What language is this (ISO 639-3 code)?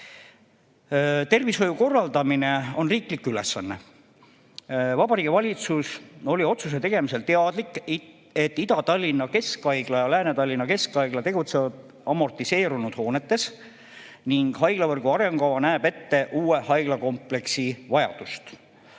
est